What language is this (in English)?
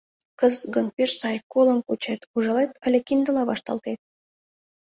Mari